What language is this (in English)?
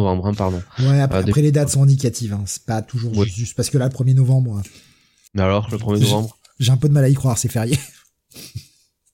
French